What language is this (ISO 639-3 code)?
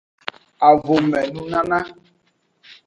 ajg